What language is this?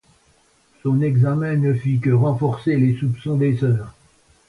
French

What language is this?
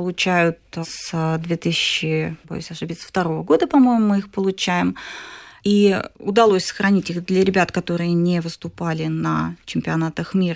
Russian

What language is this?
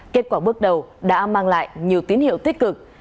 Vietnamese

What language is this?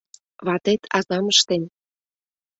Mari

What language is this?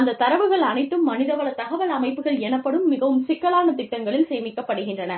Tamil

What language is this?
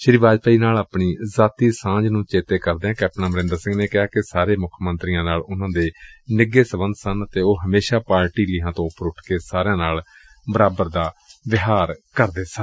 Punjabi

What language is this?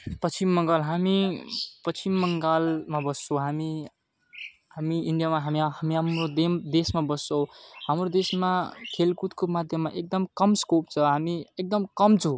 Nepali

